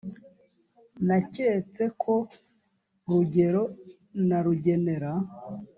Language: Kinyarwanda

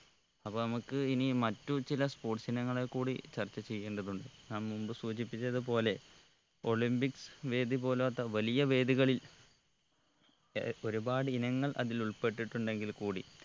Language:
Malayalam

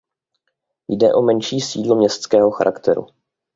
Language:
Czech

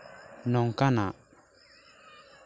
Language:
Santali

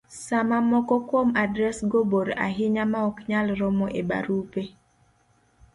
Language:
Luo (Kenya and Tanzania)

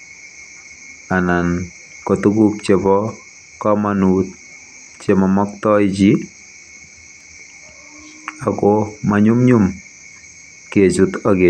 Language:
Kalenjin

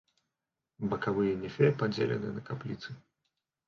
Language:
Belarusian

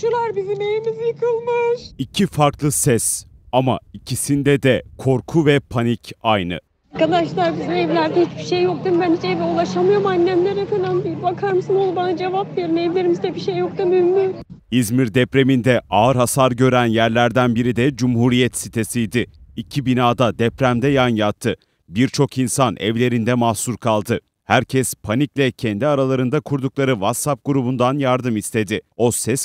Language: Turkish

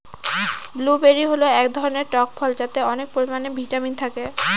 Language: Bangla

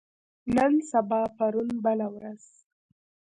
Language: Pashto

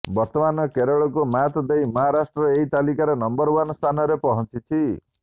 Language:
Odia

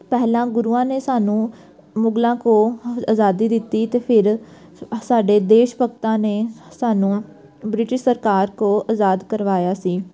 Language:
Punjabi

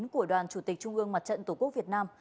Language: Vietnamese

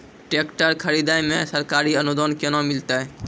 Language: Maithili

